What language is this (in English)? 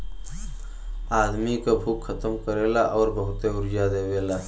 Bhojpuri